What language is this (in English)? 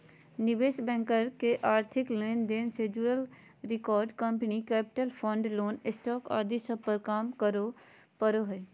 Magahi